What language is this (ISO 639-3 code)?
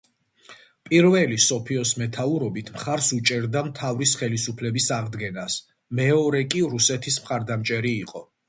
kat